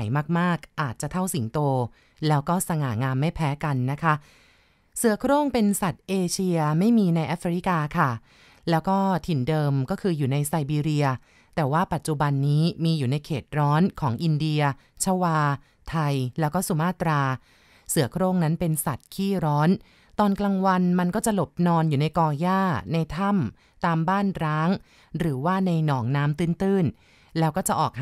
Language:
Thai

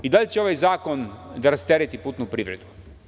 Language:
Serbian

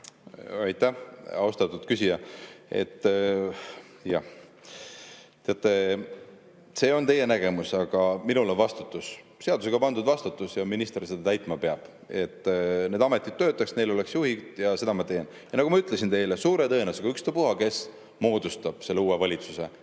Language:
Estonian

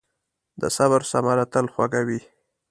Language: Pashto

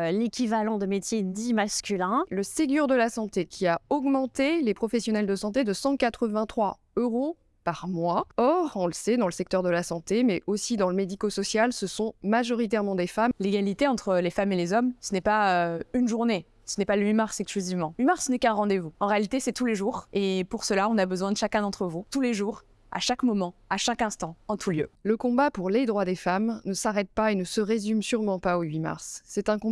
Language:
French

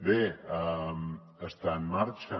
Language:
Catalan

